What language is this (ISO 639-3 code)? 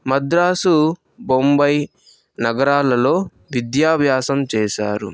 tel